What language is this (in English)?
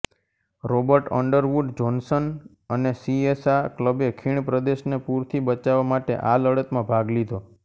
Gujarati